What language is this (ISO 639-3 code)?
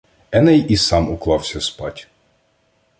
ukr